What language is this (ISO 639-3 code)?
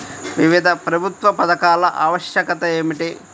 tel